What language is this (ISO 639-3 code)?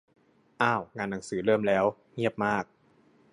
tha